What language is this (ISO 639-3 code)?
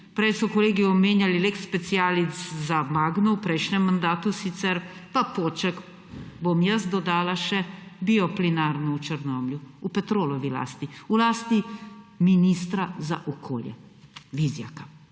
slv